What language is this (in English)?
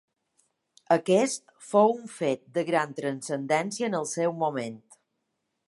Catalan